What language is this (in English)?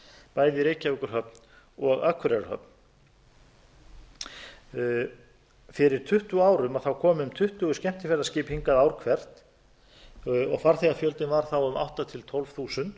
Icelandic